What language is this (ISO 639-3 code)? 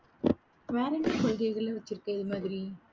tam